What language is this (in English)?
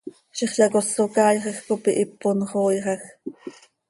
Seri